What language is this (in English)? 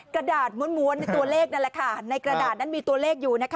Thai